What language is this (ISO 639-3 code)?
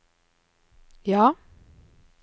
nor